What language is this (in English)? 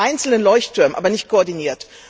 German